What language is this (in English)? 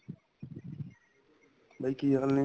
Punjabi